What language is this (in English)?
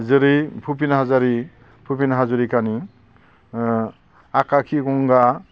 Bodo